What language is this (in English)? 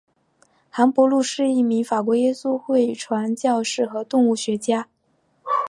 Chinese